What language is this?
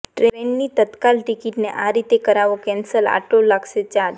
Gujarati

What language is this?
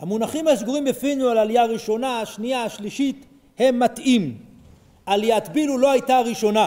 Hebrew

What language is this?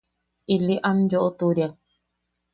Yaqui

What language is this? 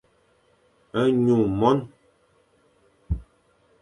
Fang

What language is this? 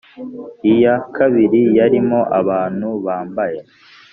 Kinyarwanda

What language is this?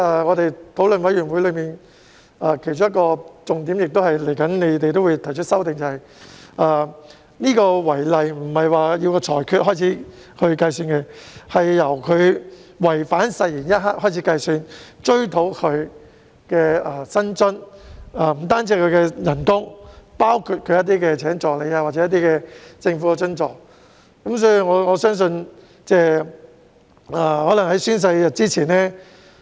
Cantonese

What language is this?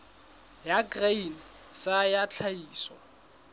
Southern Sotho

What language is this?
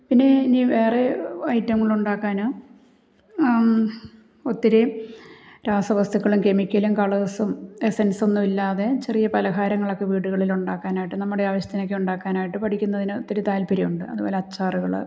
Malayalam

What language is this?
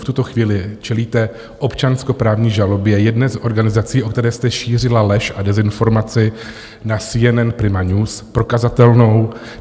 Czech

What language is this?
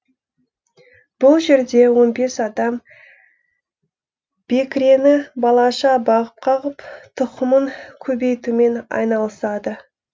Kazakh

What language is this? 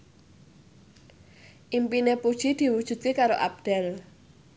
Javanese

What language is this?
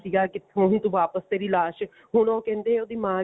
Punjabi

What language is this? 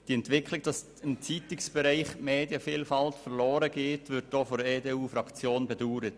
Swiss German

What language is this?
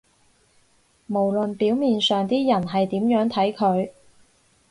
Cantonese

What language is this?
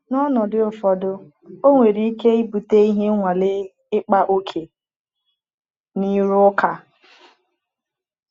Igbo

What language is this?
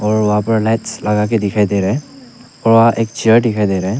Hindi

